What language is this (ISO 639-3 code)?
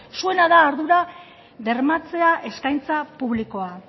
eus